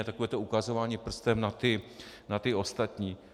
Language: Czech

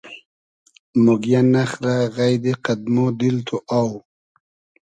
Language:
Hazaragi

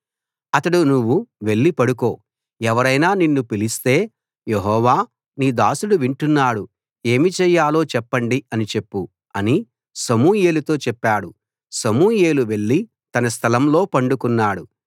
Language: Telugu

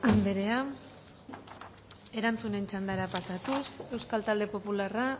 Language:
Basque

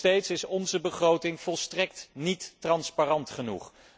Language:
Dutch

